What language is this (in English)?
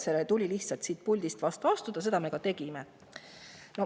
Estonian